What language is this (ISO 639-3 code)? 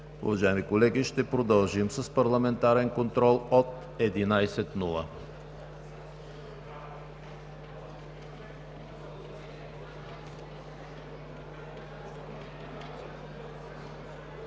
bul